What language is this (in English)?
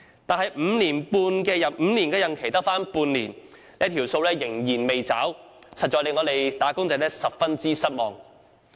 Cantonese